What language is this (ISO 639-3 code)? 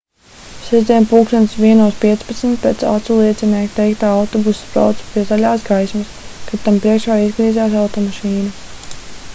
lav